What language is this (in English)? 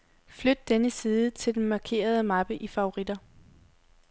Danish